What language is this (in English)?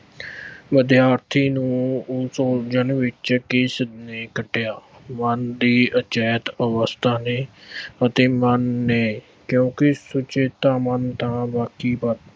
Punjabi